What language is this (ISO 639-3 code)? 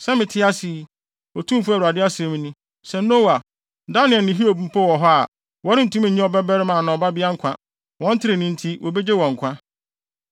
aka